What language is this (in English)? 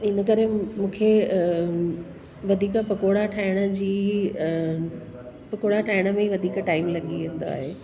Sindhi